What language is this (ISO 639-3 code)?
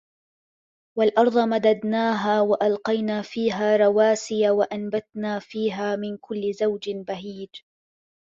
ara